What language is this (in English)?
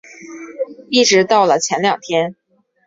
Chinese